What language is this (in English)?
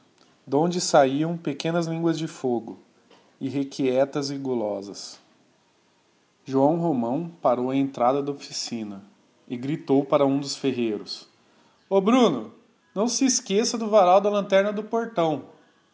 Portuguese